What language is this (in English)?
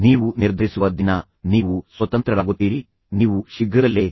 Kannada